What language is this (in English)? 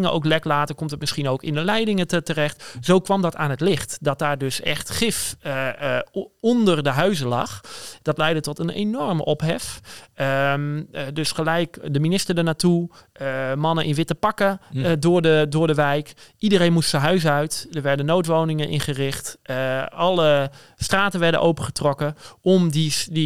Dutch